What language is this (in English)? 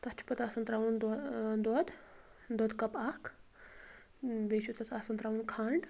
Kashmiri